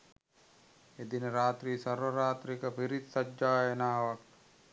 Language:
Sinhala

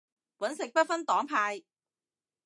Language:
Cantonese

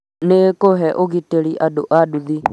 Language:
Kikuyu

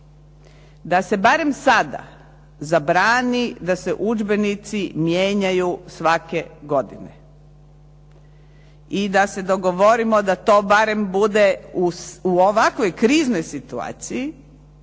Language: Croatian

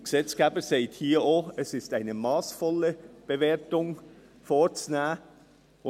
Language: Swiss German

